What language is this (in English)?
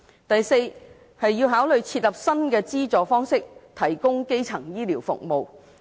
Cantonese